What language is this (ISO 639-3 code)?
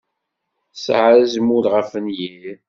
kab